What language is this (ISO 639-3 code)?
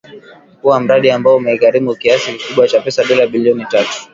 swa